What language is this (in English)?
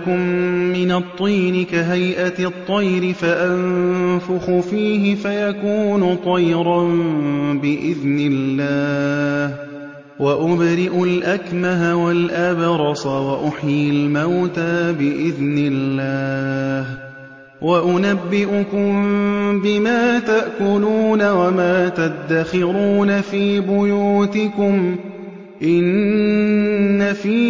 Arabic